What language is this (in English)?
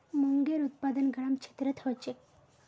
Magahi